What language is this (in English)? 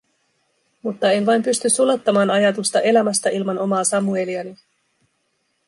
Finnish